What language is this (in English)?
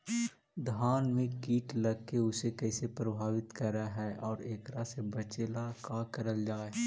Magahi